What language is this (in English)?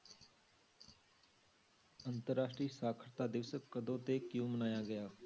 Punjabi